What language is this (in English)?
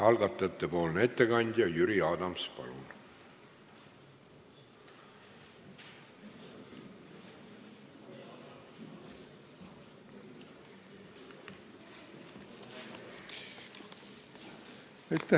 Estonian